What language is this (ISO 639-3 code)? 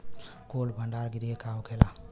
bho